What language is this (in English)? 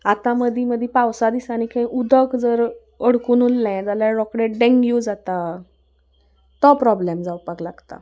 Konkani